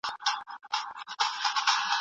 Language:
Pashto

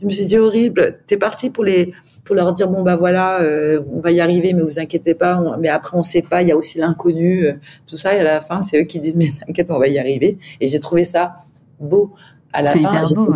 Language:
French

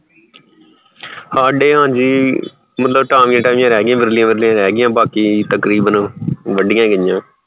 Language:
Punjabi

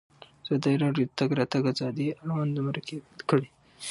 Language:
Pashto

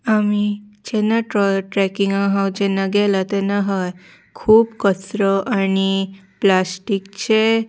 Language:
Konkani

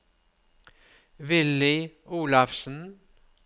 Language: Norwegian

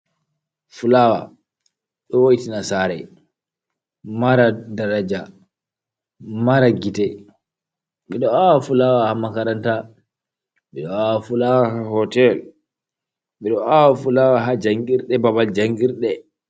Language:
Fula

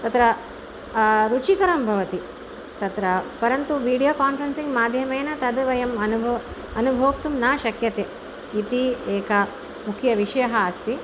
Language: Sanskrit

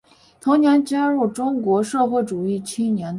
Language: Chinese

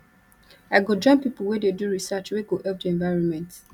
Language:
Nigerian Pidgin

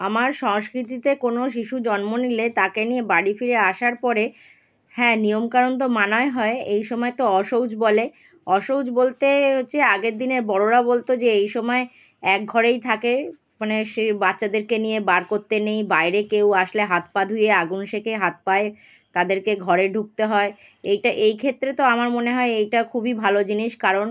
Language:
Bangla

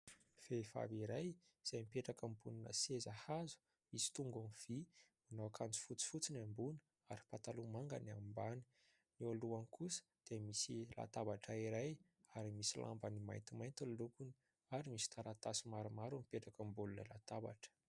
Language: Malagasy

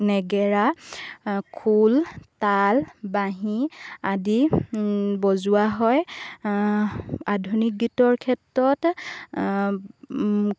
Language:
Assamese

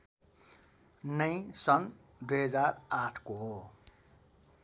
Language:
Nepali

